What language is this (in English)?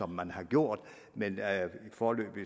Danish